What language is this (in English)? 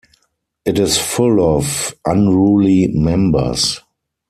English